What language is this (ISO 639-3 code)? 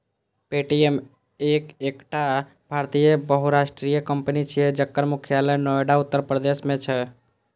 mai